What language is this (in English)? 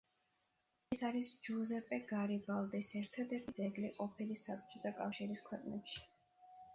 Georgian